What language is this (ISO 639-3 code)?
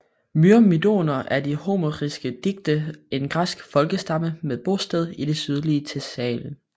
dan